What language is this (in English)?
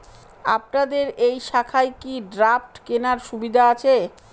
Bangla